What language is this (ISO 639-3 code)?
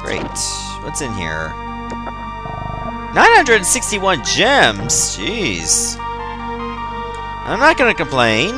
eng